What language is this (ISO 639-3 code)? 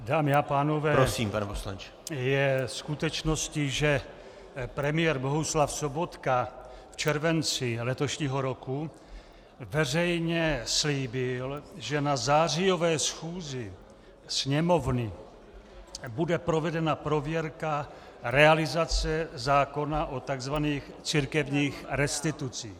ces